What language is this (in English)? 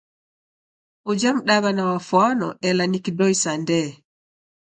Taita